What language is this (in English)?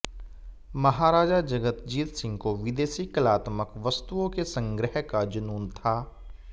Hindi